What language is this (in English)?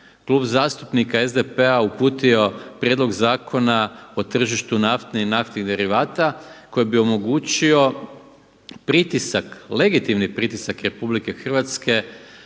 Croatian